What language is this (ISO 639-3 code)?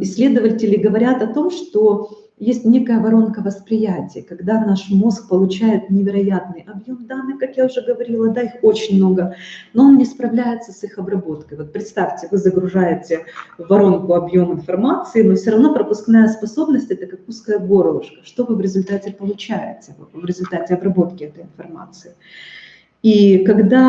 rus